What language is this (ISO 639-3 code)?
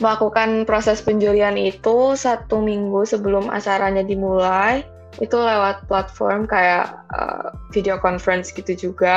ind